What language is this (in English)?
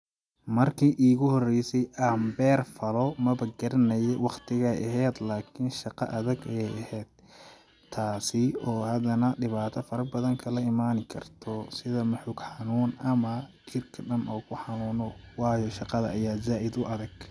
Somali